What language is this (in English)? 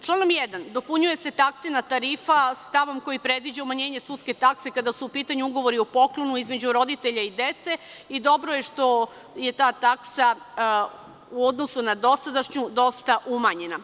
Serbian